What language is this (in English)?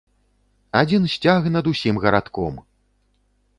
Belarusian